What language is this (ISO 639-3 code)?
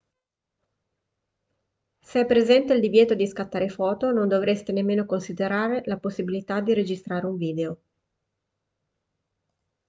ita